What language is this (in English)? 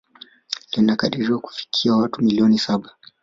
Swahili